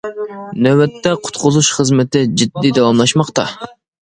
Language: Uyghur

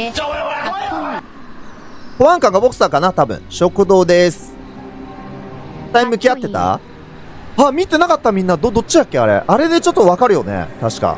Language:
Japanese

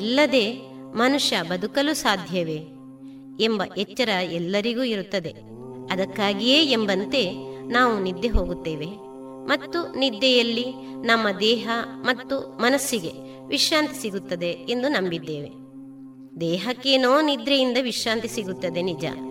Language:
Kannada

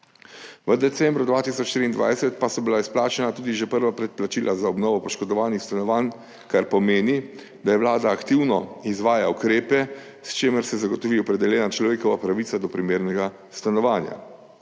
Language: Slovenian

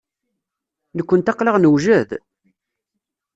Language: Kabyle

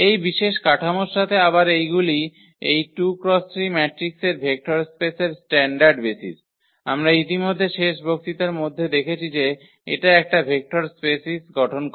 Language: Bangla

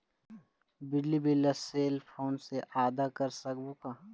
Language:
Chhattisgarhi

